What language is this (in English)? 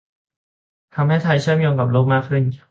Thai